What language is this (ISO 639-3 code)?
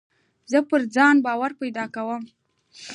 pus